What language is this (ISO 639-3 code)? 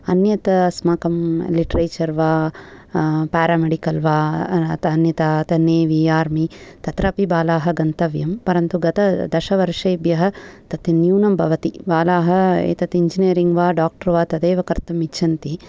san